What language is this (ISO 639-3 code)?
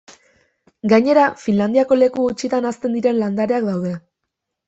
eus